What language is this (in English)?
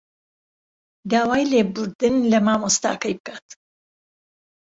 Central Kurdish